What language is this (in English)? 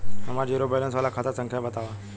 Bhojpuri